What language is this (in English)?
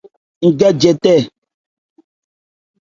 Ebrié